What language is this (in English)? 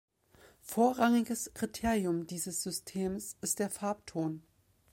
German